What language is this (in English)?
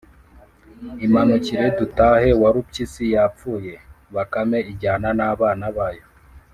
Kinyarwanda